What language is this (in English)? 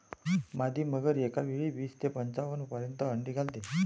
Marathi